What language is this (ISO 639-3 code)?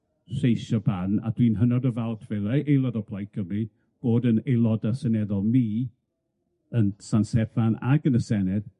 cym